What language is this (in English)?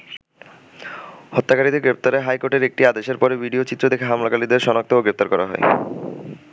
Bangla